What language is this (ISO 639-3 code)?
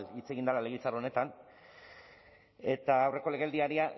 eus